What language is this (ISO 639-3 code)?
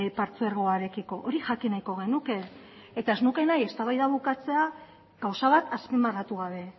eus